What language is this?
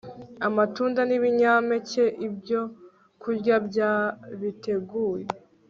Kinyarwanda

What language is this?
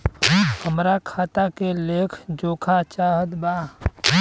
Bhojpuri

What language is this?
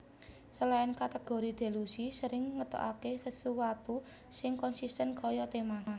Javanese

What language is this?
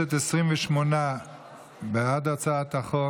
Hebrew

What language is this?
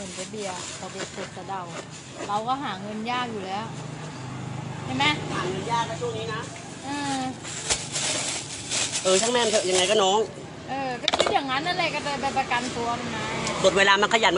Thai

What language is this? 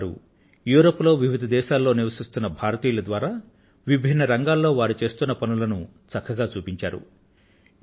Telugu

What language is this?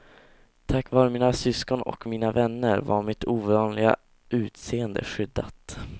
Swedish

